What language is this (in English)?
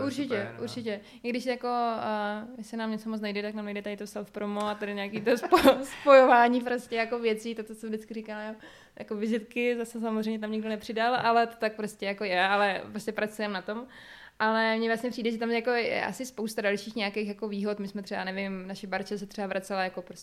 Czech